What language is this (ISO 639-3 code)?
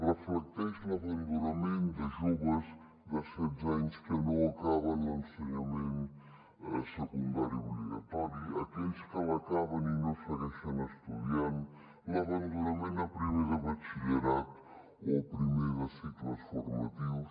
cat